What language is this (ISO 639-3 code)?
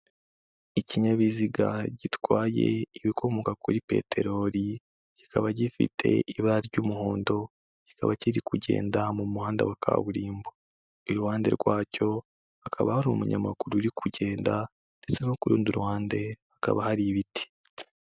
kin